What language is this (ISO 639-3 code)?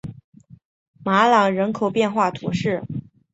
zho